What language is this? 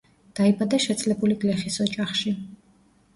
Georgian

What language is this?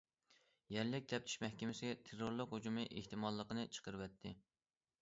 Uyghur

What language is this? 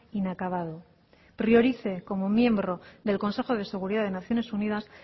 Spanish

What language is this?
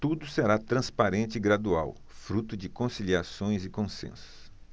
Portuguese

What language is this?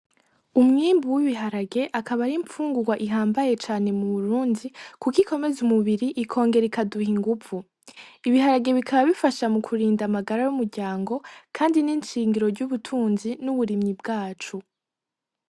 Rundi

